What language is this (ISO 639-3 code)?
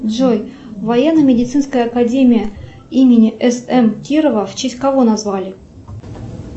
rus